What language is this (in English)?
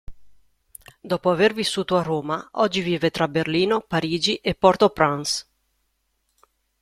Italian